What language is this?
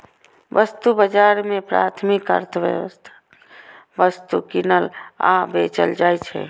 Maithili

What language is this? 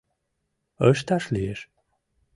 Mari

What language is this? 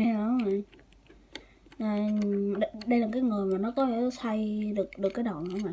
Vietnamese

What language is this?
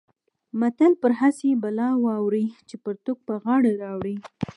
Pashto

